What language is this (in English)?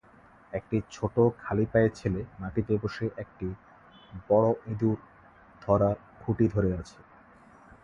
Bangla